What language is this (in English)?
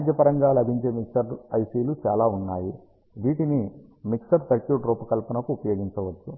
Telugu